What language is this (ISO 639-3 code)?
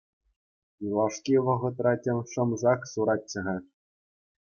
chv